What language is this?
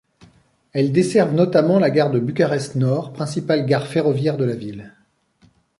French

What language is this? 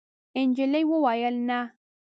Pashto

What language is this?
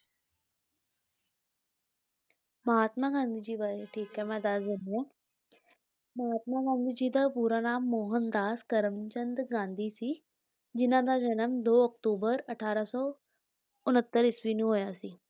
Punjabi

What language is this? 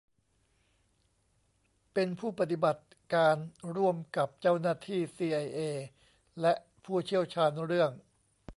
Thai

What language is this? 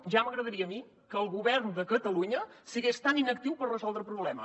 Catalan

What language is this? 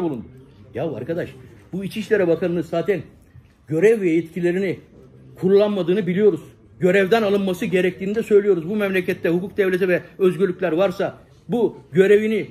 Turkish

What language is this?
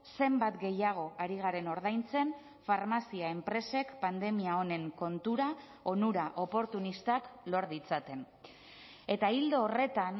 Basque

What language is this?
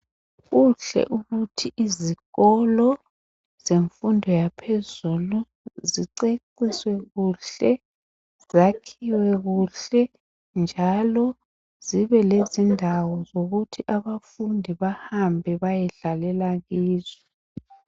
North Ndebele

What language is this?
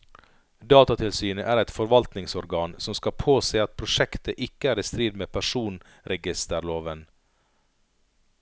Norwegian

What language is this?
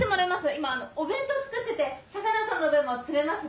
Japanese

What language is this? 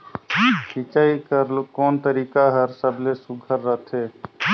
Chhattisgarhi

